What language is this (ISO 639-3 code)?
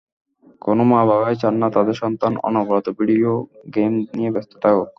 ben